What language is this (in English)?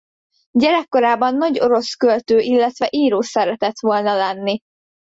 Hungarian